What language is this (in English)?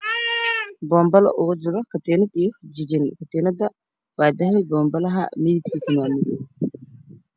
Somali